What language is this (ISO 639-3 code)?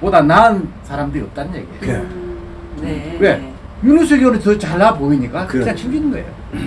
kor